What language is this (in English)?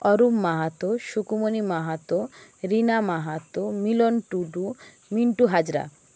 Bangla